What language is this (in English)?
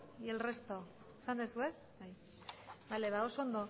Basque